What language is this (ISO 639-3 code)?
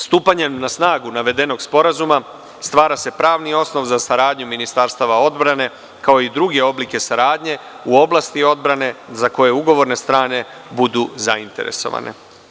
srp